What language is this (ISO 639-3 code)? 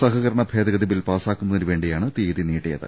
mal